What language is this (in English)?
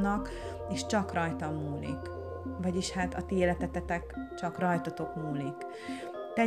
Hungarian